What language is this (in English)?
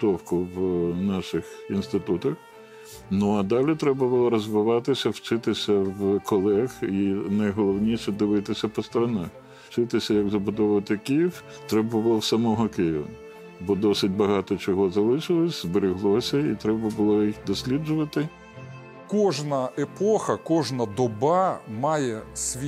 Ukrainian